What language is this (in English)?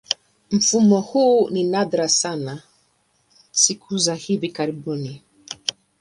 Swahili